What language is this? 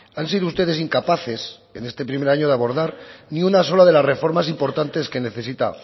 Spanish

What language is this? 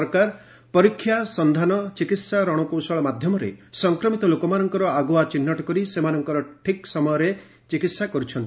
Odia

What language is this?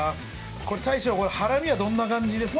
Japanese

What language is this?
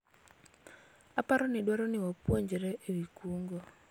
Luo (Kenya and Tanzania)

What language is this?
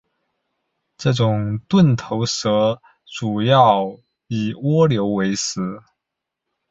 Chinese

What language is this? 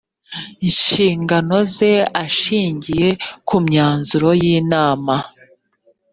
Kinyarwanda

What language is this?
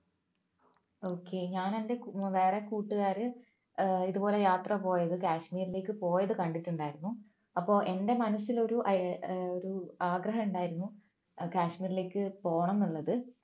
Malayalam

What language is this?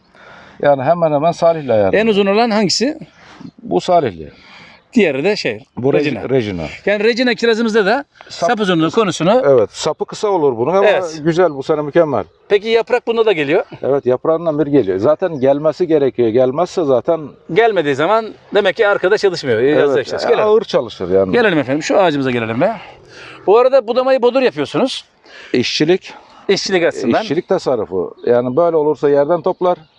Turkish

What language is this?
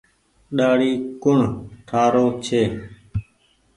Goaria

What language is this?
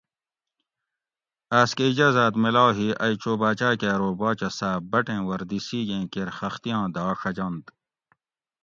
Gawri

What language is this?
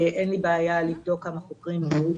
Hebrew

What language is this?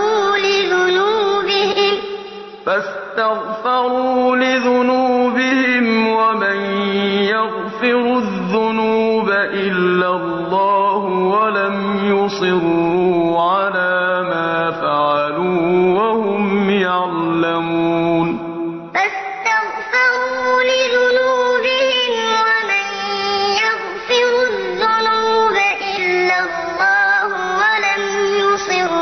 Arabic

